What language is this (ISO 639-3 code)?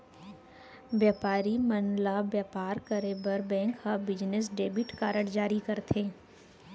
hne